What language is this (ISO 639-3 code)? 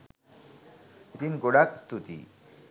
sin